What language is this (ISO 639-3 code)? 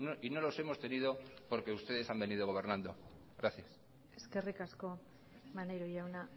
spa